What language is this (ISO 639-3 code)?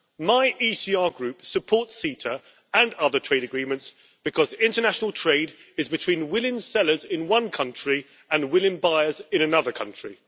eng